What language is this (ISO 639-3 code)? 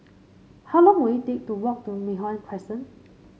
eng